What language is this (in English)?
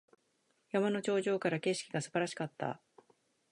Japanese